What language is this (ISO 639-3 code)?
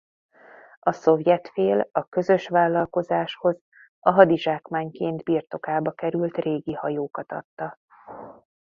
hun